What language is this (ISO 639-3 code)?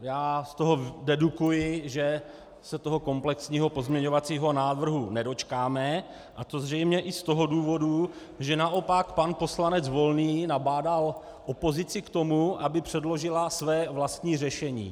ces